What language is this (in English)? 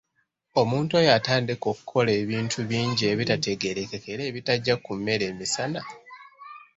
Ganda